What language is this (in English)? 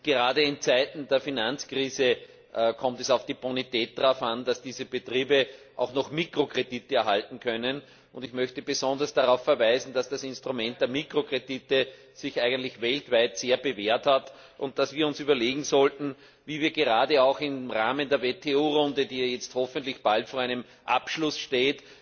German